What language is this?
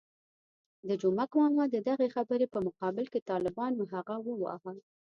Pashto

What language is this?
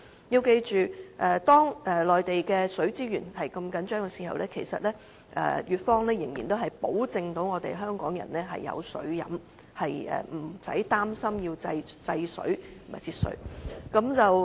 Cantonese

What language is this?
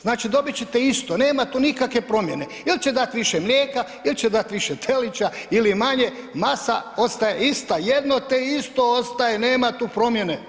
Croatian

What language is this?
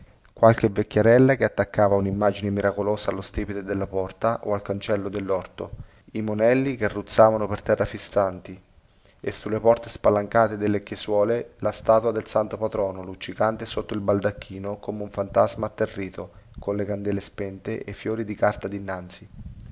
Italian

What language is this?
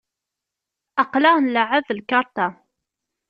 Kabyle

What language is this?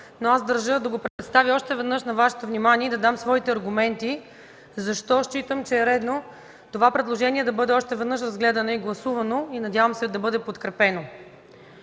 Bulgarian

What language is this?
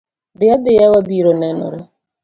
Luo (Kenya and Tanzania)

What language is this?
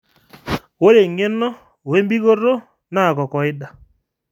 Masai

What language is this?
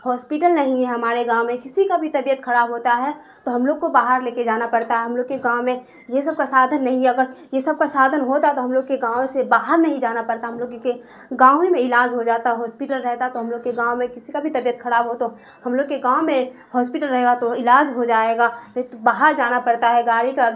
Urdu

